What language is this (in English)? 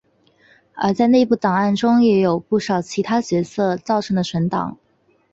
Chinese